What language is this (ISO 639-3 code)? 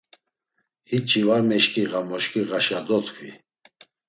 lzz